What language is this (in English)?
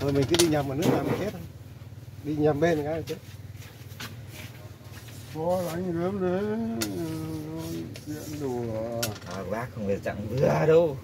Vietnamese